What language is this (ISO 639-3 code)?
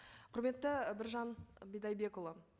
kaz